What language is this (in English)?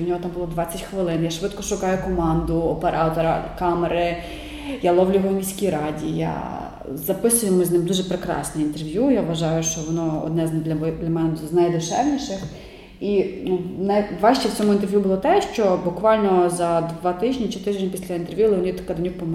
Ukrainian